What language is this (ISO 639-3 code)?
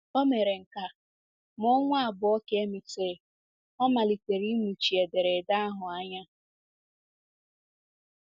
ibo